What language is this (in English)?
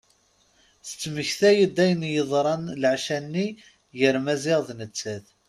Kabyle